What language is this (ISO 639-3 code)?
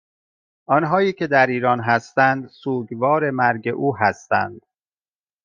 fas